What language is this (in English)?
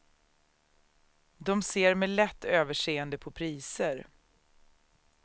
Swedish